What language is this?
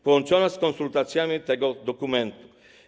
Polish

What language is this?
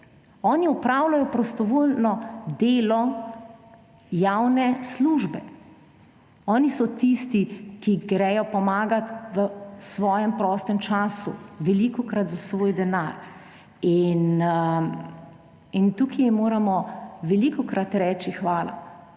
Slovenian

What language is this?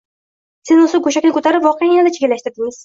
Uzbek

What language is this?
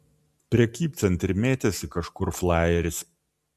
Lithuanian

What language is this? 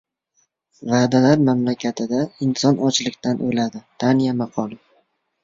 Uzbek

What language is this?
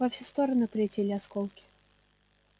Russian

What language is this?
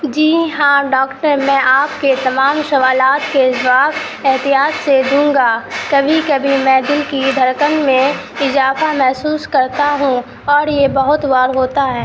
Urdu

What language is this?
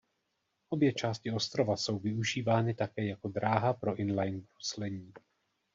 Czech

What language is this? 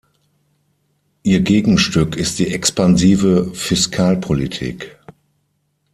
German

